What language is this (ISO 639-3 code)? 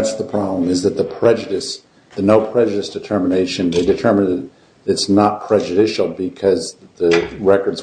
eng